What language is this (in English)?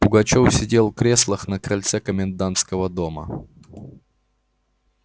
Russian